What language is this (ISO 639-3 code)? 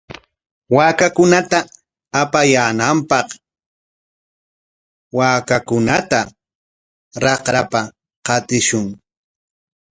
qwa